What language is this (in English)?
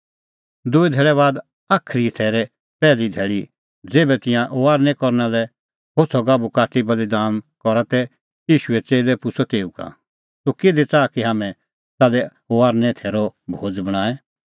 Kullu Pahari